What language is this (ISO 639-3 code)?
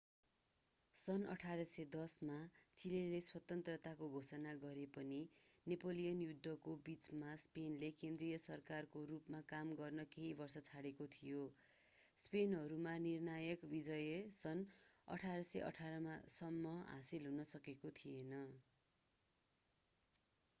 nep